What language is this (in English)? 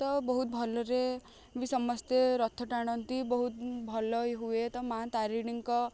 Odia